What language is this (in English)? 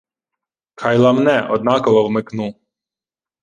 Ukrainian